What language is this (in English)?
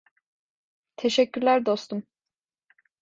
Turkish